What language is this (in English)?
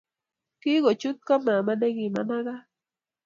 Kalenjin